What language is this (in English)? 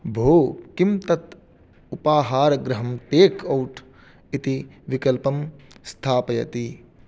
Sanskrit